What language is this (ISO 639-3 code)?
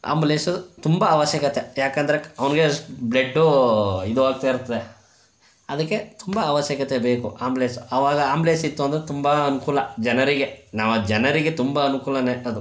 kan